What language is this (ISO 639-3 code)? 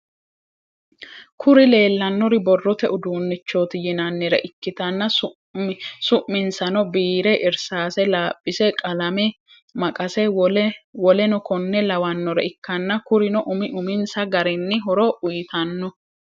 sid